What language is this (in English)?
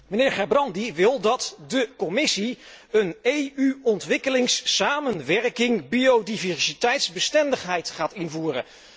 Dutch